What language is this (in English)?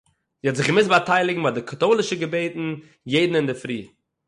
Yiddish